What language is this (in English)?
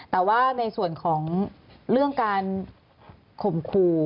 Thai